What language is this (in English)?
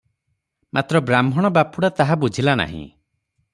Odia